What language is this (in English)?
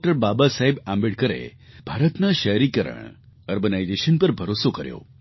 Gujarati